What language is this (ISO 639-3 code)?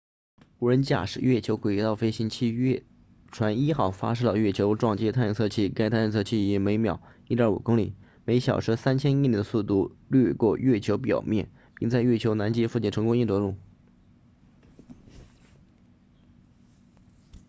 zho